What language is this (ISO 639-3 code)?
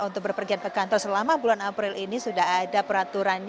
ind